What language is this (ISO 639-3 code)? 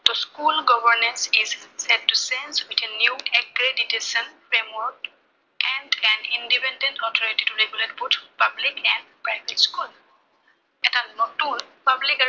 asm